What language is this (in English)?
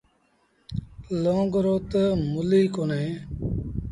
Sindhi Bhil